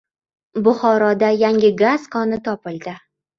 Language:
Uzbek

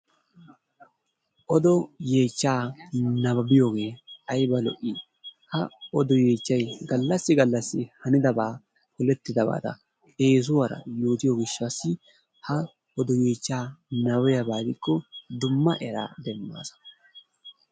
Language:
Wolaytta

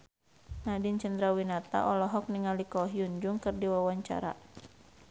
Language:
Sundanese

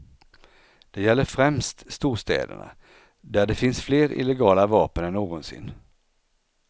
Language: Swedish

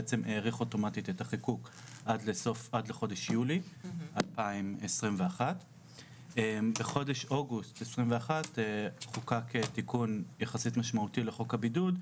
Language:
Hebrew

